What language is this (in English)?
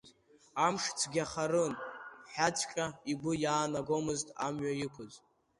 Abkhazian